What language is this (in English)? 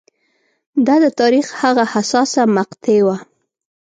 Pashto